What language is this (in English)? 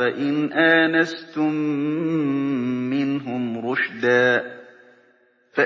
Arabic